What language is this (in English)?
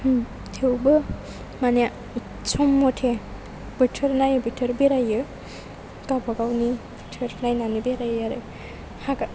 Bodo